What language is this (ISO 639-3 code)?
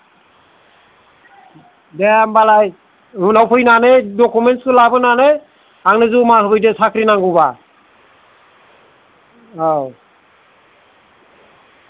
brx